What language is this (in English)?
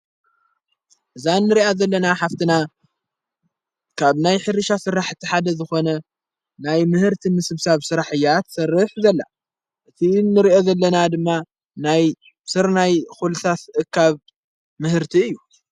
Tigrinya